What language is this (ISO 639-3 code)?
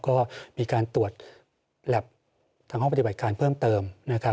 tha